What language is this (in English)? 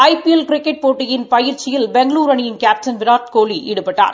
Tamil